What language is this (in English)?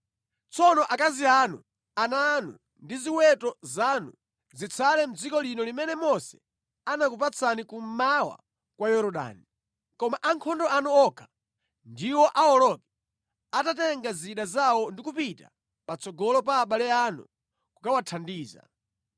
Nyanja